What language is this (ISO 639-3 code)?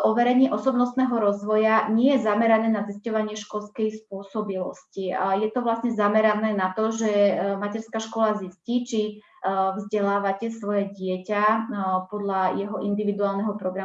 slk